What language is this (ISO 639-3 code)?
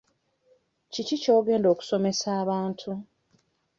lug